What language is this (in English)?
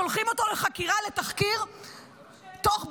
Hebrew